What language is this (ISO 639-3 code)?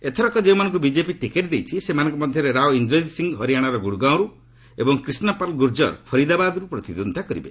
ori